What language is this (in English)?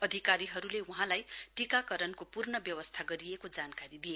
Nepali